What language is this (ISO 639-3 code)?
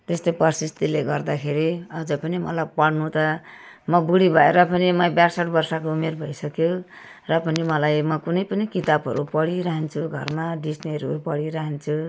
nep